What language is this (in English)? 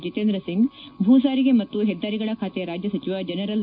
Kannada